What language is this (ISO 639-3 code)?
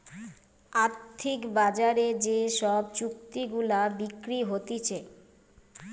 ben